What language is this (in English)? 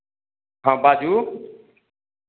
Maithili